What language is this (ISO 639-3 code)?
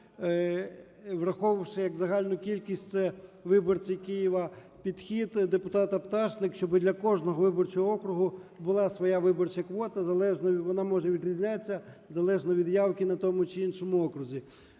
ukr